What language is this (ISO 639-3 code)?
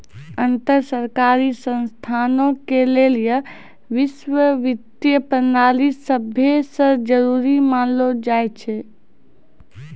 mai